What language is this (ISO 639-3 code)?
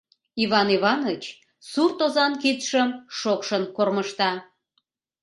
chm